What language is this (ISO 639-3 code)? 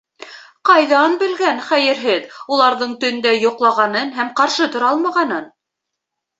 bak